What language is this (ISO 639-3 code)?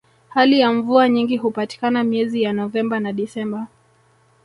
swa